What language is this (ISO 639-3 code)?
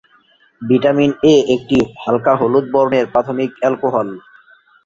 ben